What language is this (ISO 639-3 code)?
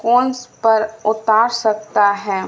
urd